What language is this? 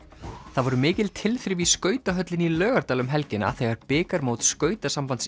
Icelandic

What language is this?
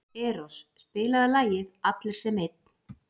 Icelandic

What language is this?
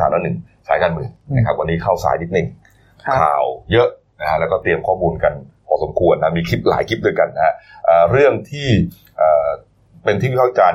Thai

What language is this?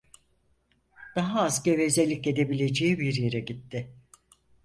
Turkish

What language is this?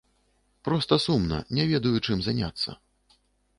Belarusian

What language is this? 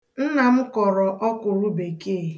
Igbo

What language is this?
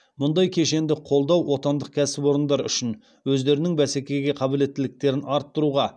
Kazakh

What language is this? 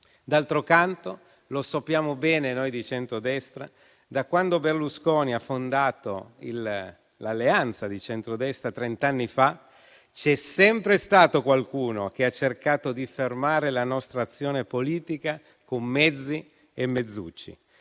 Italian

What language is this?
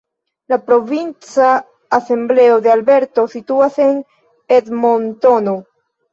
Esperanto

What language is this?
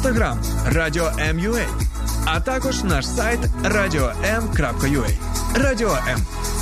Ukrainian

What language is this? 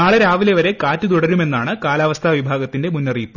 Malayalam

